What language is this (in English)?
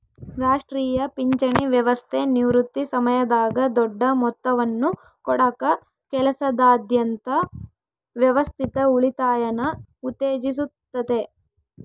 Kannada